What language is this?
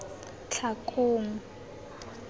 Tswana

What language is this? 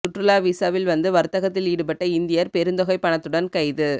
Tamil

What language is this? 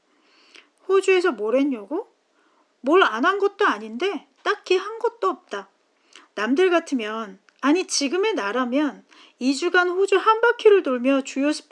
Korean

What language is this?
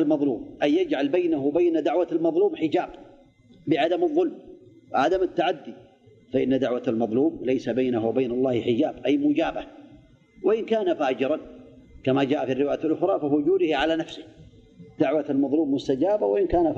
Arabic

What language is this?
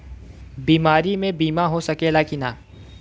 Bhojpuri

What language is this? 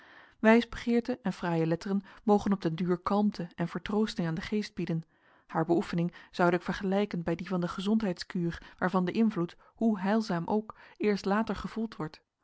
Dutch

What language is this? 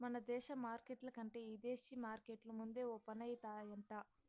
Telugu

